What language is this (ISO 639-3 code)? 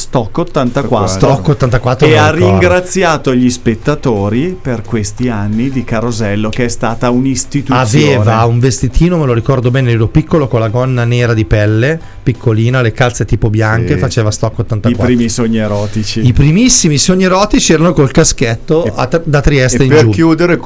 ita